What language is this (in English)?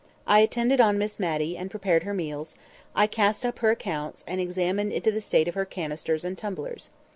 English